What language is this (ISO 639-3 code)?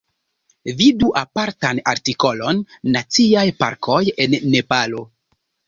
epo